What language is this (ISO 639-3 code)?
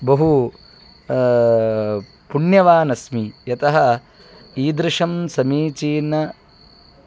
san